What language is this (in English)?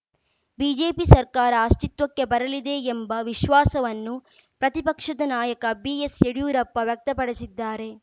Kannada